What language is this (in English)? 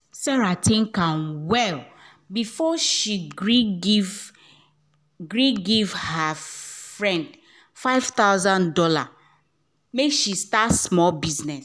Nigerian Pidgin